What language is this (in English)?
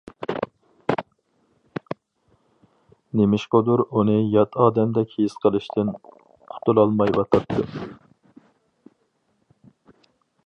Uyghur